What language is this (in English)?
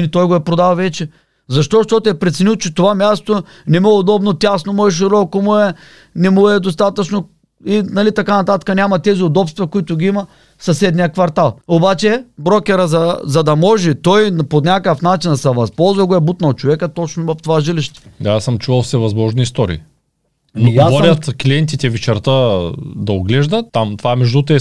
Bulgarian